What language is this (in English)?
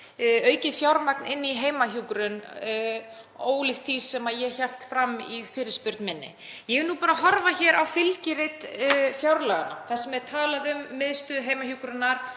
Icelandic